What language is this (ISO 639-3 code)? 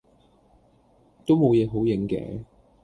yue